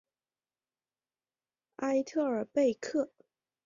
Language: Chinese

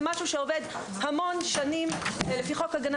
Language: Hebrew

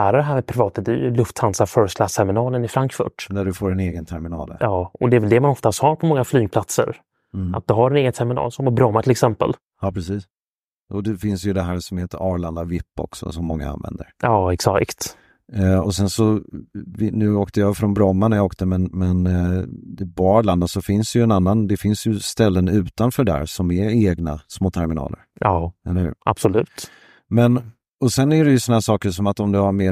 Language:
Swedish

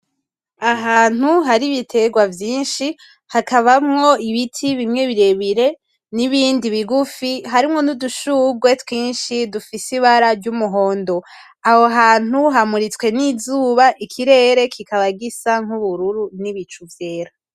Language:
Rundi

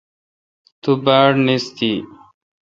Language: Kalkoti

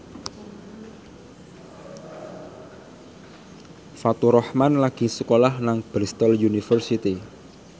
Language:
Javanese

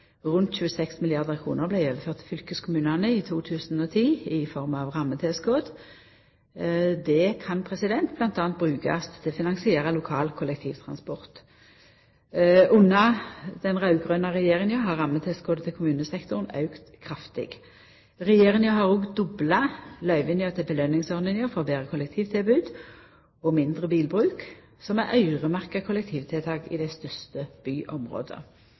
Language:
Norwegian Nynorsk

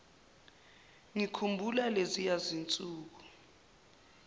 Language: Zulu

